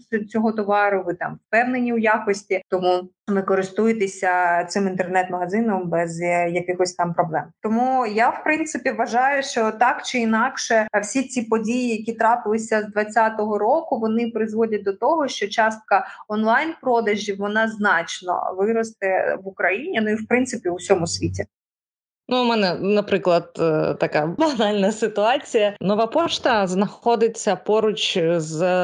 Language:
Ukrainian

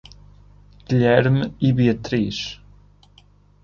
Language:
Portuguese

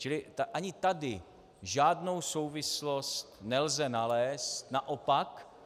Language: Czech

